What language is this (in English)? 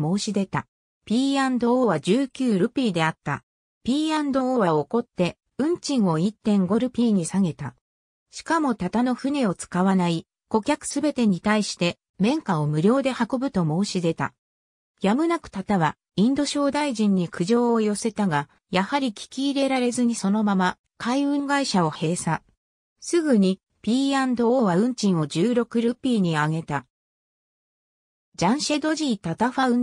Japanese